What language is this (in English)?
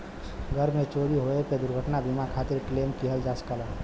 Bhojpuri